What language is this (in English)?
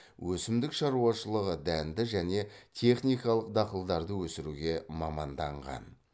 Kazakh